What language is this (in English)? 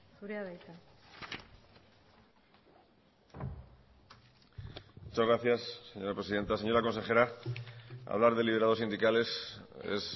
Spanish